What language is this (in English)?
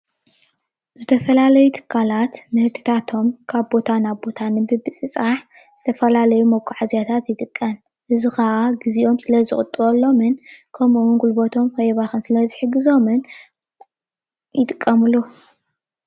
Tigrinya